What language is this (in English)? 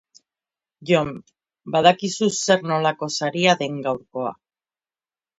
Basque